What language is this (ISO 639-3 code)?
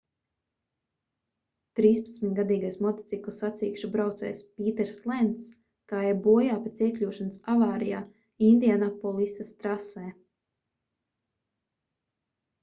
lav